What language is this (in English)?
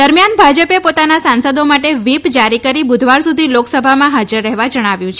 Gujarati